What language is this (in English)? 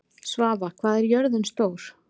Icelandic